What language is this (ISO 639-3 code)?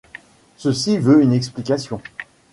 fra